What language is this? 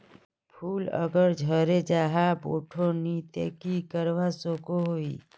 Magahi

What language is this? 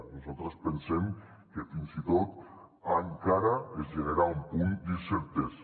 Catalan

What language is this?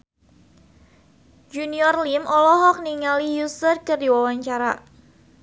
Sundanese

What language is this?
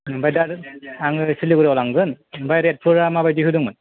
Bodo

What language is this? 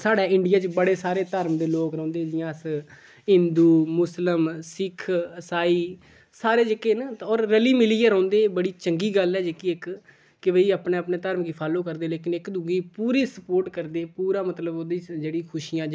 Dogri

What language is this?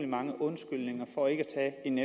Danish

